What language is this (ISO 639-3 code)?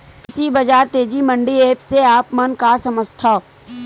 hne